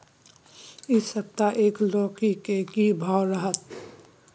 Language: Maithili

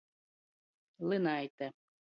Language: Latgalian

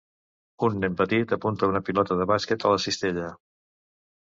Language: Catalan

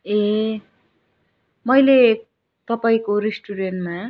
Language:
Nepali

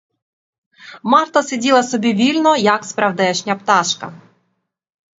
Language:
Ukrainian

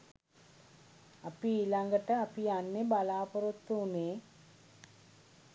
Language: Sinhala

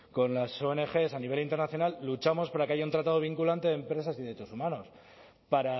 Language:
Spanish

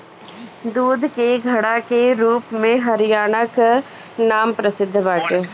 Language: Bhojpuri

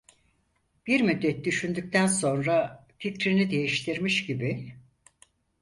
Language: Turkish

